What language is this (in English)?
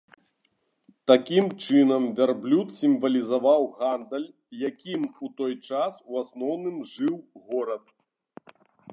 Belarusian